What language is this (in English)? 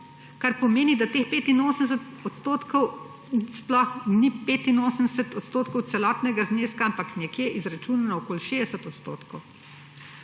Slovenian